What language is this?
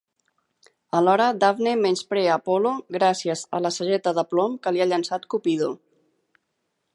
Catalan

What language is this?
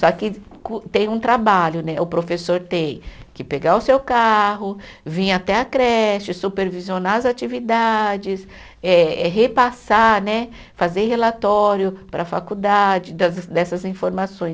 Portuguese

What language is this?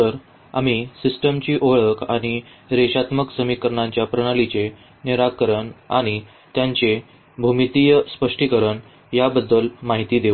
Marathi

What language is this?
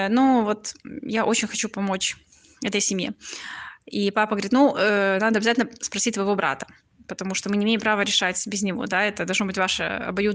Russian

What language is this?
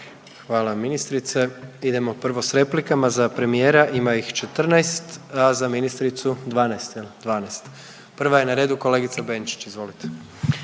Croatian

